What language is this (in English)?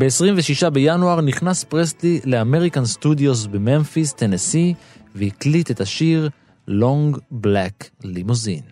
Hebrew